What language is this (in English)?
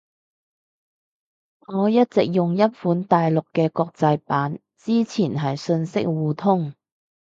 Cantonese